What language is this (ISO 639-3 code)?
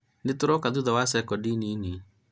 kik